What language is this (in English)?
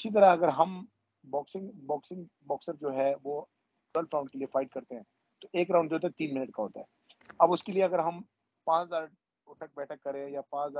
Urdu